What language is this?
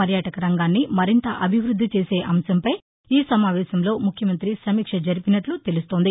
Telugu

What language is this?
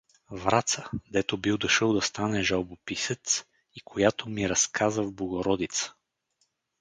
Bulgarian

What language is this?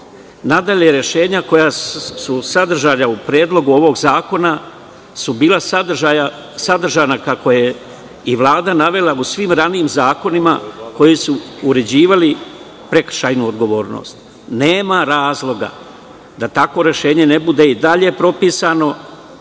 Serbian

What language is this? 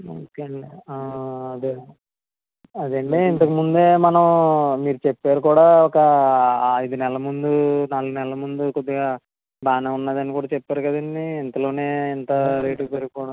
Telugu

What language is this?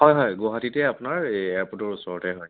Assamese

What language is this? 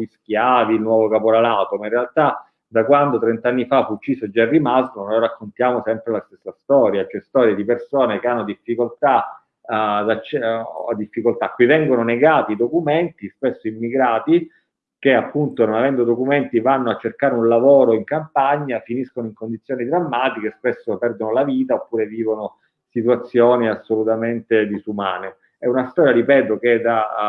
Italian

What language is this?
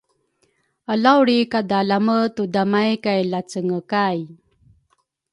Rukai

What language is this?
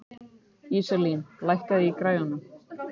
Icelandic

